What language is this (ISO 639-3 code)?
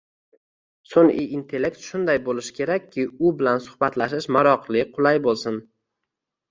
uzb